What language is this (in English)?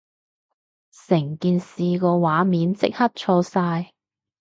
Cantonese